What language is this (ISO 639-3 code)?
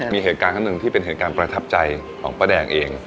tha